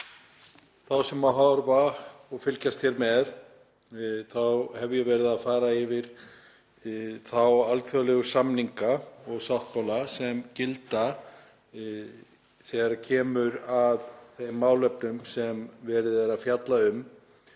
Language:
Icelandic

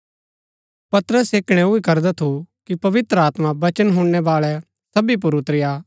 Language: Gaddi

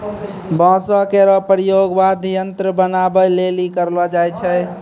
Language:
Maithili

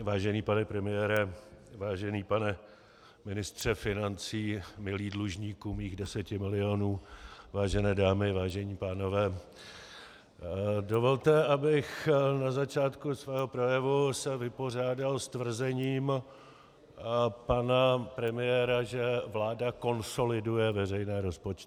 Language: Czech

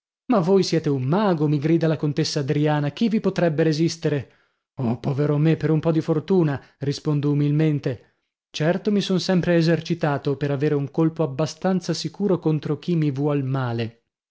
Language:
Italian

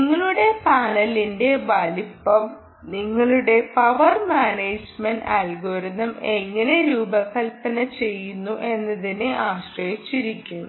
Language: Malayalam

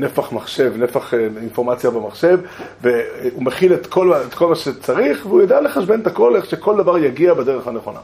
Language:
Hebrew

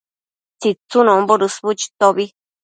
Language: Matsés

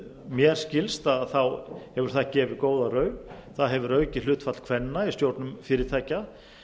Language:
Icelandic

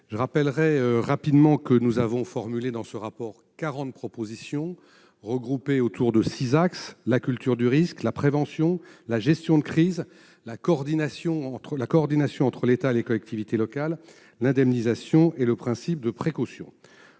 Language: French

